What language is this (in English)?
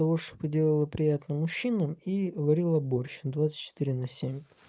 Russian